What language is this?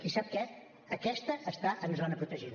Catalan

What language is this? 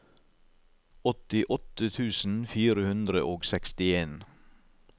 Norwegian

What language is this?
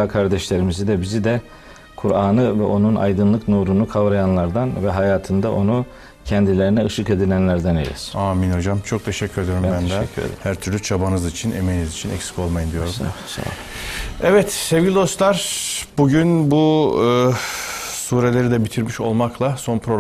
Turkish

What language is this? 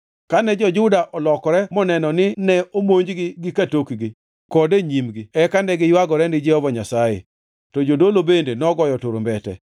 Luo (Kenya and Tanzania)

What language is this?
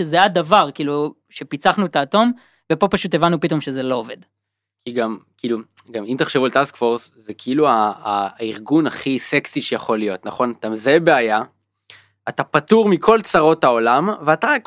Hebrew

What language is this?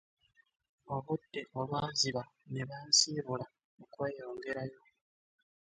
Ganda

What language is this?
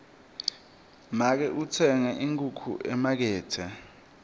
Swati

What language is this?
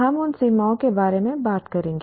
Hindi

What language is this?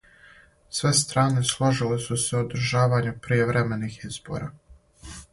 Serbian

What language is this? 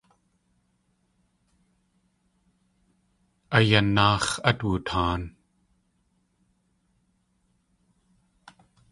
Tlingit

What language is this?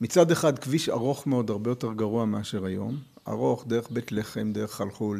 Hebrew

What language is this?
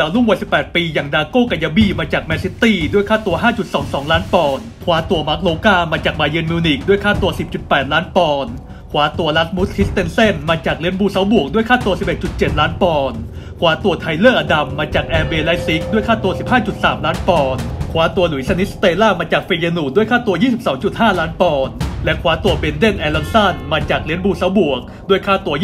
Thai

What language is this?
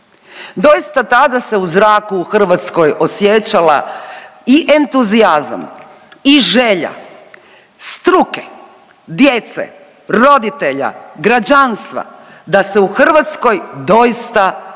Croatian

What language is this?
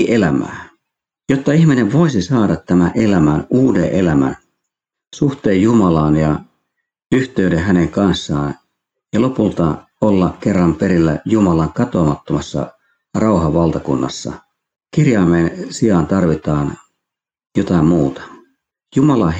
Finnish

